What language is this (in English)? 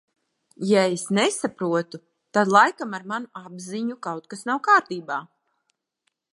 Latvian